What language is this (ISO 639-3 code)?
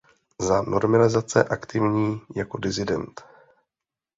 ces